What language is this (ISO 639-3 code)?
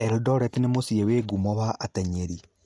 kik